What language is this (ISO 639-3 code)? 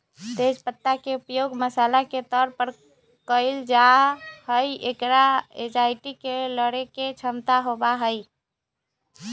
mag